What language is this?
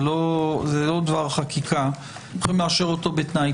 Hebrew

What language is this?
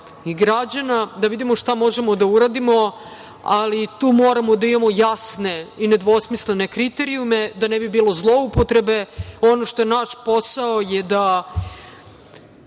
Serbian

